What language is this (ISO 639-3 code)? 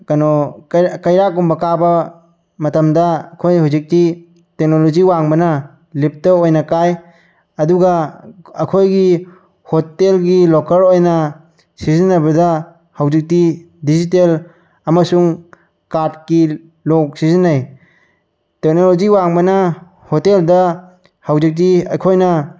mni